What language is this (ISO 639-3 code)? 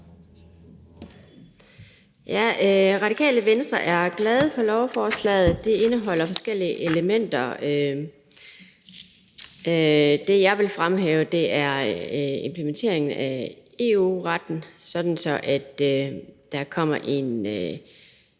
dan